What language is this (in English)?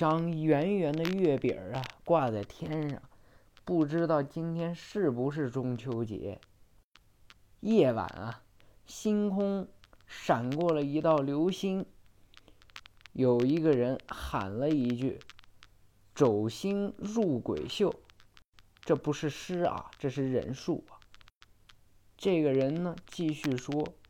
Chinese